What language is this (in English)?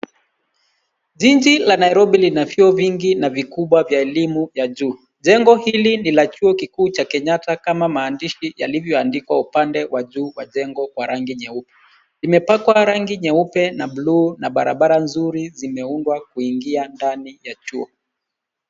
Swahili